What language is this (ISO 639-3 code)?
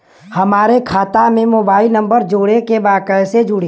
bho